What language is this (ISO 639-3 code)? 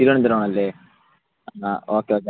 mal